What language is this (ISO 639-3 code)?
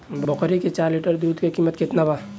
bho